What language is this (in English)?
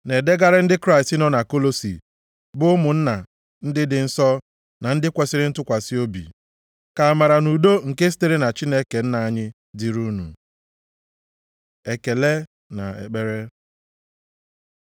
Igbo